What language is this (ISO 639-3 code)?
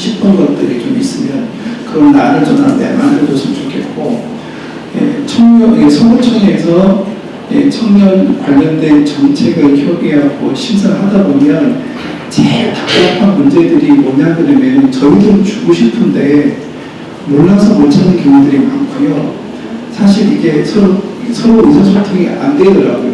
kor